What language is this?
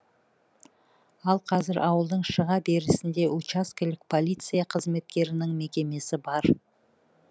Kazakh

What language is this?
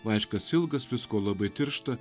Lithuanian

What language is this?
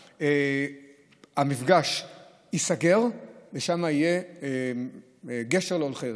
Hebrew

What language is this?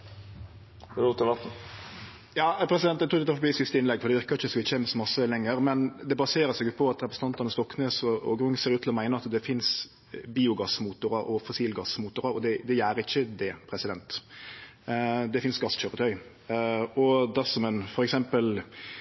Norwegian Nynorsk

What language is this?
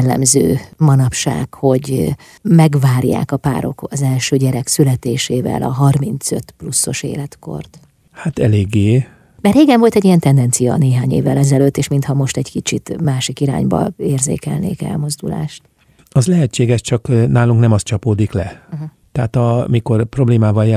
Hungarian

